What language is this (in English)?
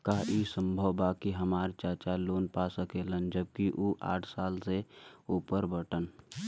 Bhojpuri